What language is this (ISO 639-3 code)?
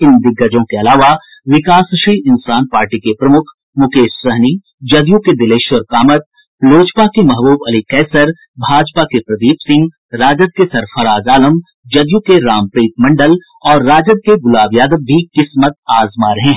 hin